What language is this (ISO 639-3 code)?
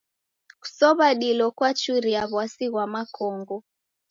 dav